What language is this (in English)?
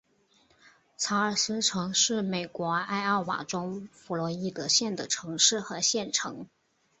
Chinese